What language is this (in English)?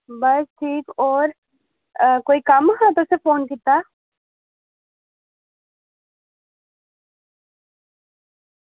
Dogri